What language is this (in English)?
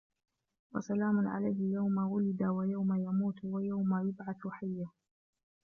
Arabic